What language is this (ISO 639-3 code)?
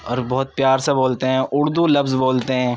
urd